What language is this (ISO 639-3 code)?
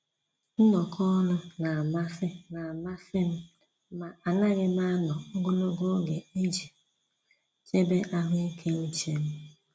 ibo